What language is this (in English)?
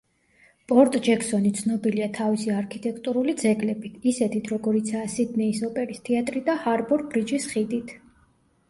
Georgian